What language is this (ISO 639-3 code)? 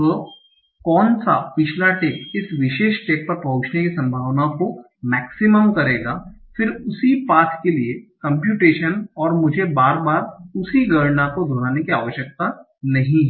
hin